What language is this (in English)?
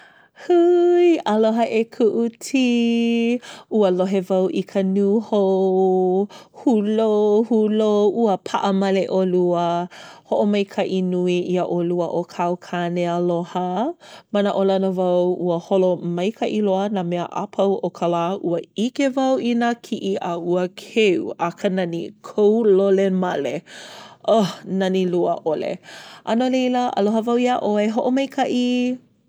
Hawaiian